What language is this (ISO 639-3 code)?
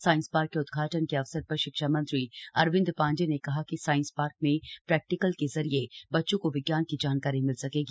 hin